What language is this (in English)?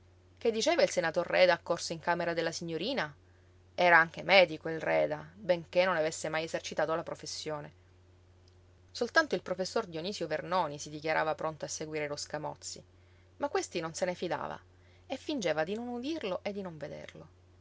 Italian